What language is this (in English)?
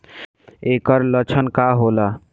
Bhojpuri